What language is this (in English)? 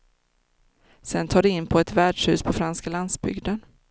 Swedish